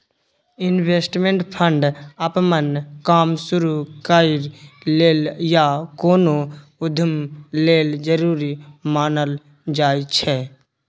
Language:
Maithili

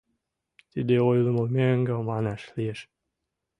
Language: Mari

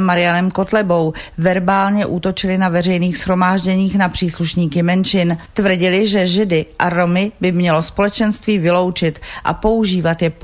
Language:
Czech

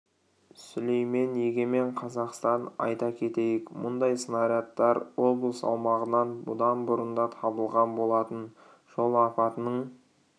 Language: Kazakh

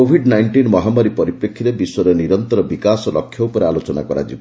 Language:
Odia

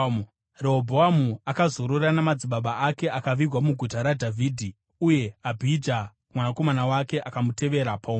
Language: Shona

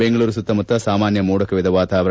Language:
Kannada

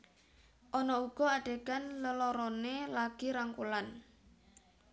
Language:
Javanese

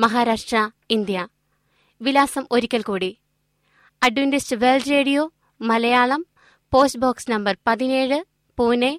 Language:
Malayalam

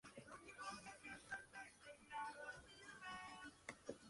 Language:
Spanish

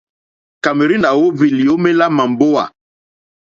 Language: Mokpwe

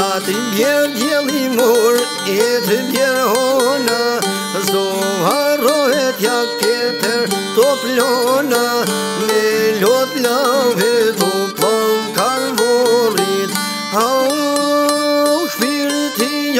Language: Romanian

